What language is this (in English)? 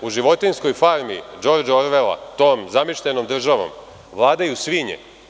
Serbian